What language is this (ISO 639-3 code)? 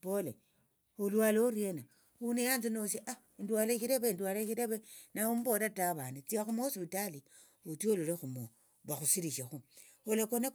lto